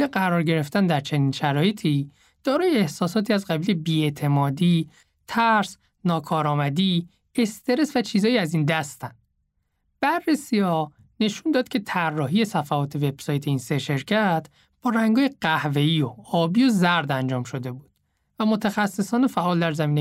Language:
Persian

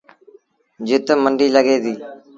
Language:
Sindhi Bhil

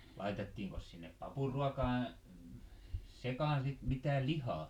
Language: Finnish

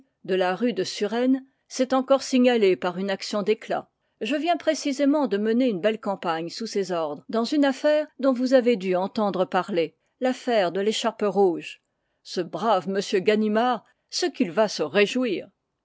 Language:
French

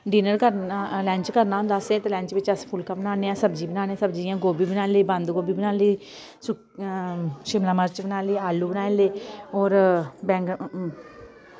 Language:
Dogri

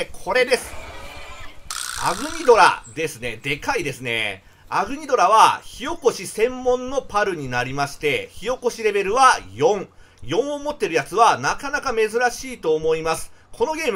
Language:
Japanese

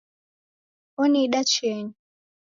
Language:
Taita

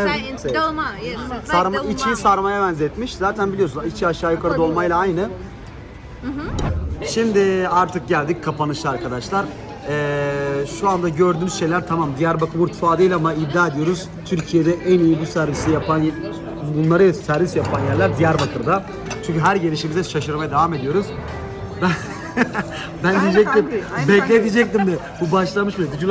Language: Turkish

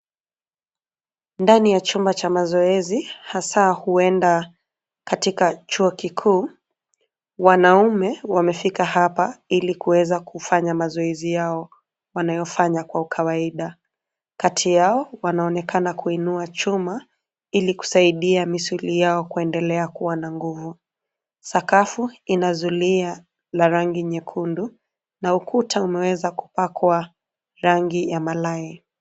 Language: Swahili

